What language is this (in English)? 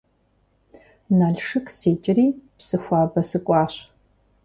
Kabardian